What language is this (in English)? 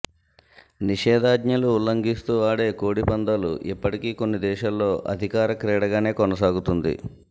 Telugu